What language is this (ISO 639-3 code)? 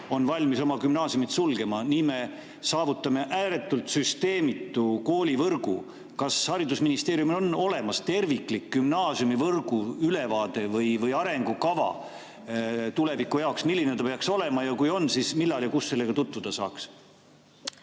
est